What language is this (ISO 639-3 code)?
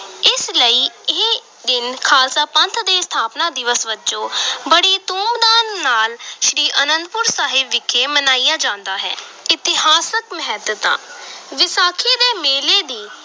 pan